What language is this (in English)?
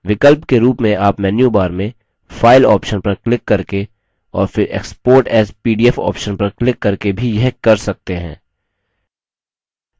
Hindi